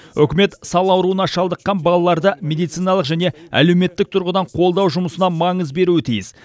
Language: Kazakh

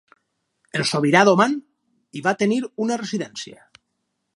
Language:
Catalan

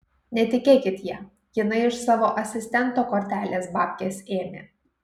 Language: Lithuanian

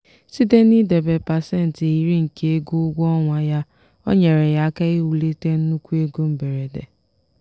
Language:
Igbo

